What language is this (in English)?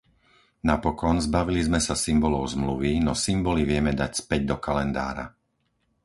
Slovak